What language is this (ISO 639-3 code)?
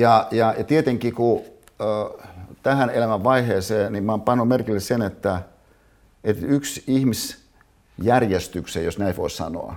fin